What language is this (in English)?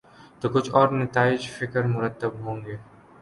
Urdu